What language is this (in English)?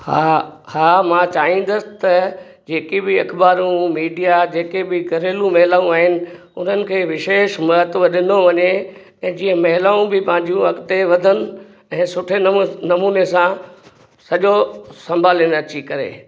Sindhi